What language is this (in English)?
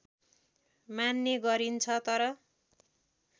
Nepali